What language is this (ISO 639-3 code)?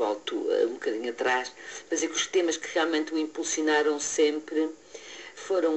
por